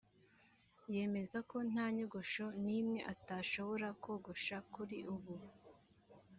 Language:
Kinyarwanda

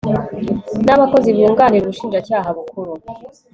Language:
Kinyarwanda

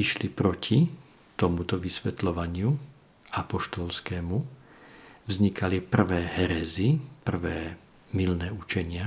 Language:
Slovak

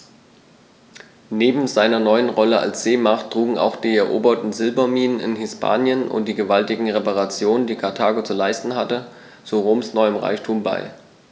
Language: German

